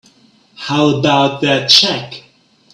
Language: English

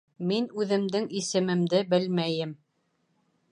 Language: Bashkir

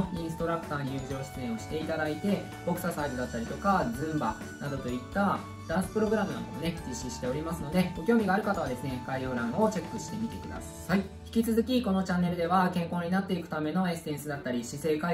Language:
Japanese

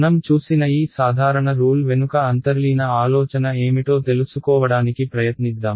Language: Telugu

